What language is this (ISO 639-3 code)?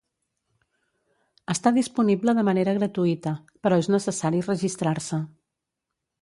cat